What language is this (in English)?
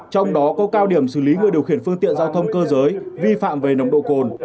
Vietnamese